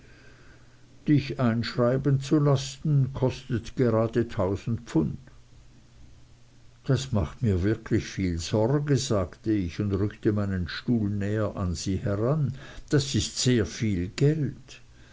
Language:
German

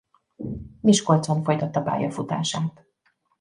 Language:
Hungarian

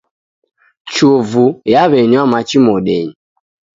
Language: Taita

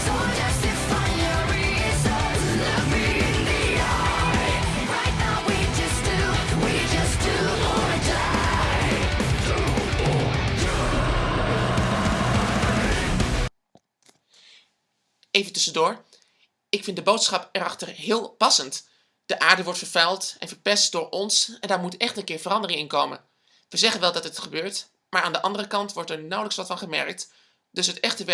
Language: Dutch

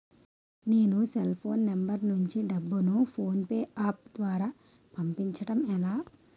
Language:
Telugu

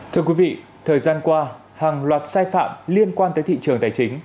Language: Vietnamese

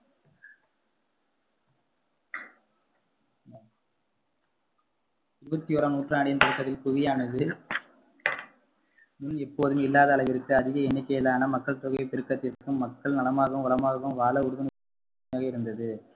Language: Tamil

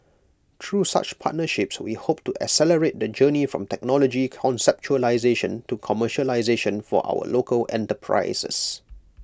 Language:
English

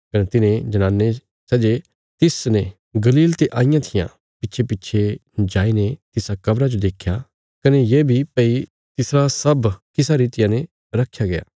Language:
Bilaspuri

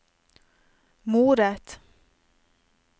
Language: Norwegian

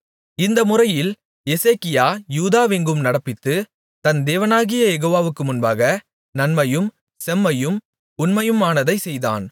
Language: Tamil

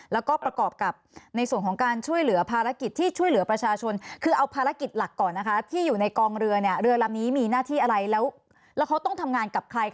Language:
Thai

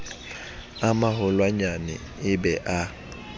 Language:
Southern Sotho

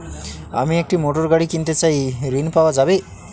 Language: Bangla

